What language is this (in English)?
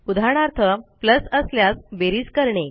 Marathi